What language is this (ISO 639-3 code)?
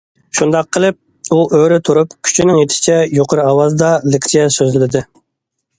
uig